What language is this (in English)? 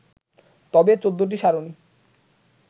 Bangla